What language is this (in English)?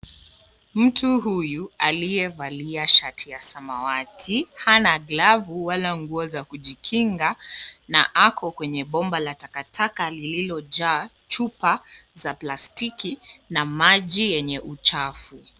Swahili